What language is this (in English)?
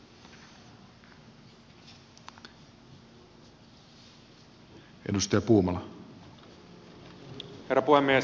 Finnish